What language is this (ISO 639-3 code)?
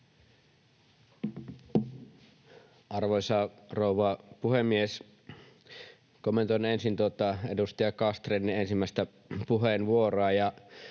fin